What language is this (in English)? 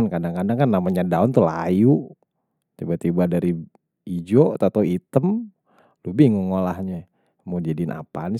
Betawi